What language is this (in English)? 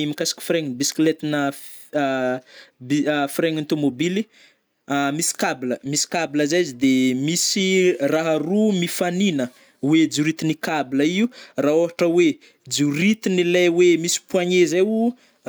Northern Betsimisaraka Malagasy